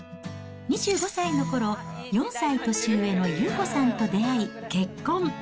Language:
Japanese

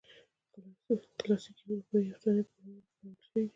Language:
Pashto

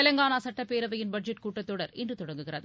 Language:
Tamil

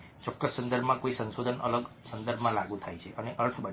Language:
Gujarati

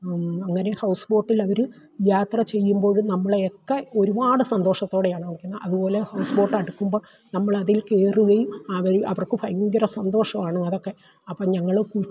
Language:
Malayalam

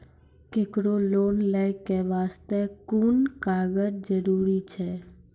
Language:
Maithili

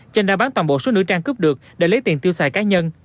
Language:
Vietnamese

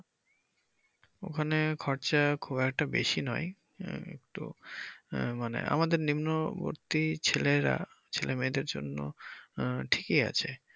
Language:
Bangla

